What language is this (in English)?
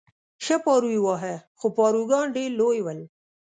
Pashto